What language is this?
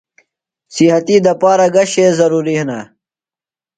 Phalura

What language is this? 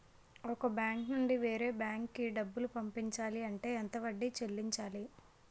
Telugu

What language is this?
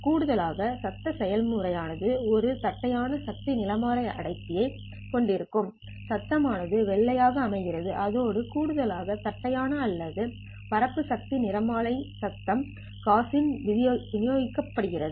Tamil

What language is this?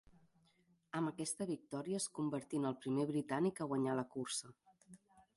Catalan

